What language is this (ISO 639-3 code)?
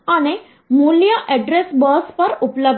guj